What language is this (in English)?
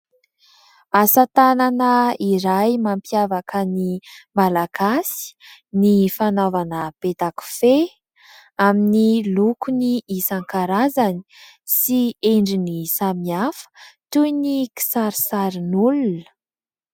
Malagasy